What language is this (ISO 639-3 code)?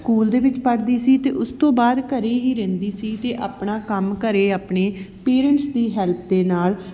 pan